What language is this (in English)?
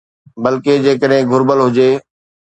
Sindhi